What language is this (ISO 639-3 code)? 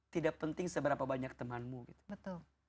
ind